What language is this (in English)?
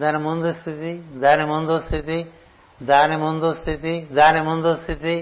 Telugu